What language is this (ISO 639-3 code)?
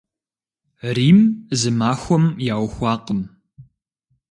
kbd